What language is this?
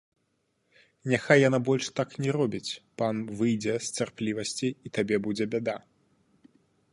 Belarusian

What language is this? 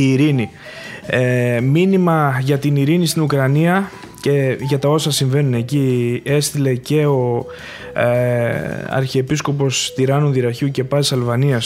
Greek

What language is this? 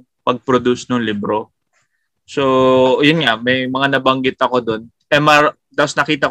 Filipino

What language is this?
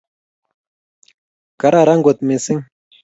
Kalenjin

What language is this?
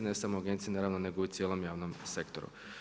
Croatian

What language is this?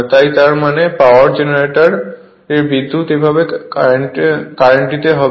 Bangla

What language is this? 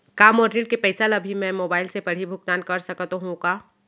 Chhattisgarhi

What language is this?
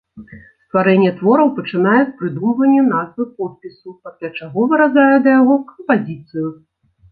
Belarusian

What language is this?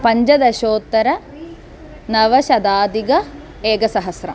Sanskrit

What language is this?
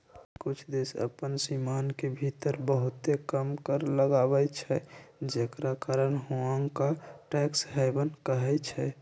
Magahi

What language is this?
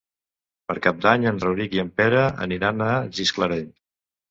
Catalan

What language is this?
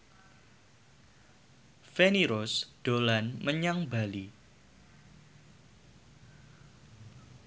Javanese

